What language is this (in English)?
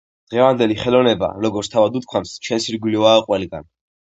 Georgian